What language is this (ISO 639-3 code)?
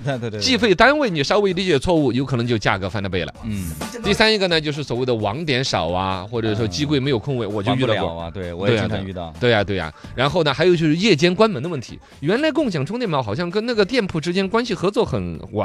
zho